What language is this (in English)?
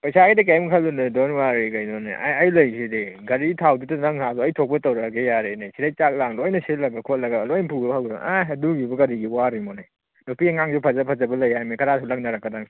Manipuri